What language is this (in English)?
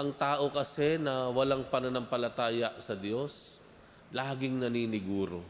Filipino